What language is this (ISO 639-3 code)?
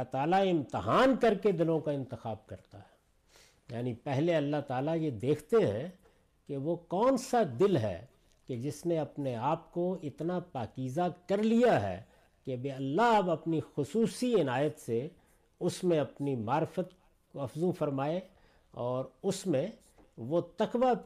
urd